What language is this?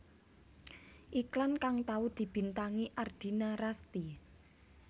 Javanese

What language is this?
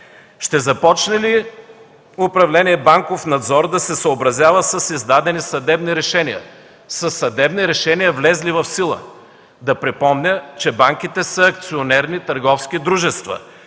Bulgarian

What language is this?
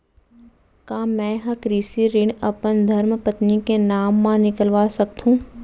Chhattisgarhi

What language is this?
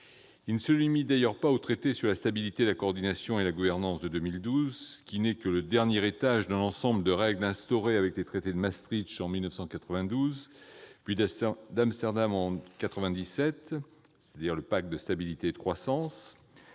French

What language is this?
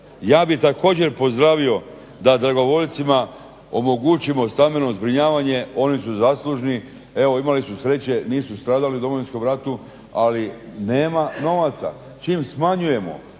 Croatian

